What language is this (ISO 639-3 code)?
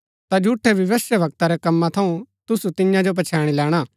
gbk